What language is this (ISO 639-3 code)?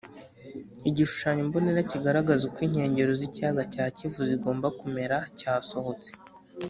kin